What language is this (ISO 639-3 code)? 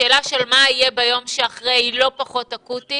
heb